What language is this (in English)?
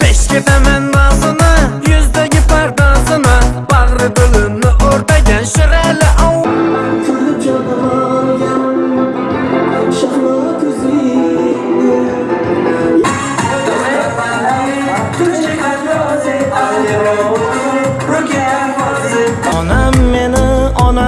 Turkish